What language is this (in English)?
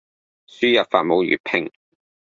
Cantonese